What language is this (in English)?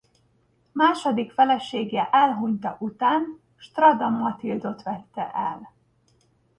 Hungarian